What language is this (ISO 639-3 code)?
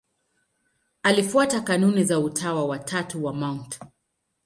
swa